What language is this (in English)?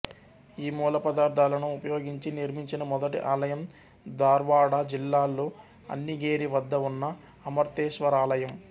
Telugu